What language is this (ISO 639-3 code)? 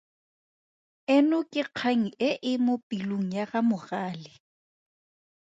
tsn